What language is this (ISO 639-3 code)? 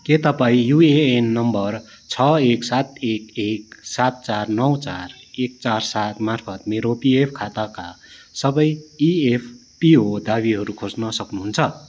nep